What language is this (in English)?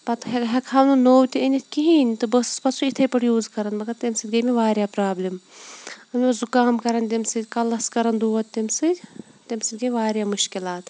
Kashmiri